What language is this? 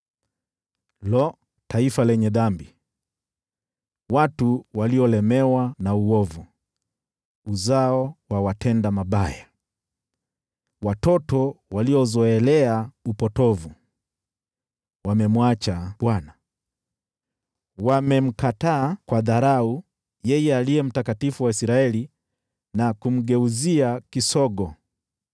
Swahili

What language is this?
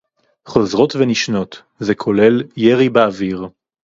Hebrew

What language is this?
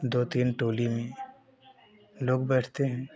Hindi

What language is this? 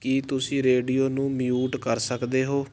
Punjabi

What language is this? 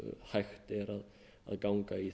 Icelandic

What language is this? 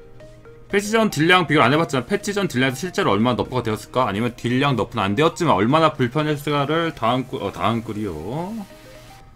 Korean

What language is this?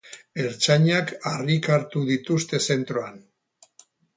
Basque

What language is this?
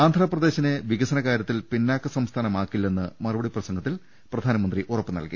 Malayalam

